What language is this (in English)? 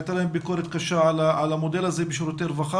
Hebrew